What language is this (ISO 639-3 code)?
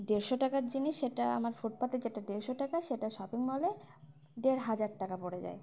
ben